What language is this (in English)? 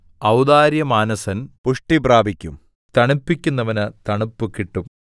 Malayalam